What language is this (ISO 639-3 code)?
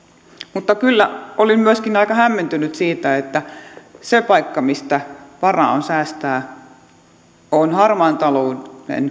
fin